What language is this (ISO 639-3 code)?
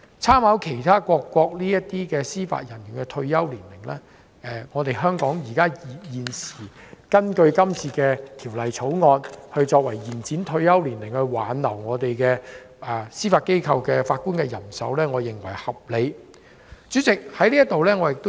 yue